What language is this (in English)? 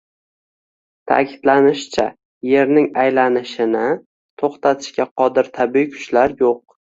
Uzbek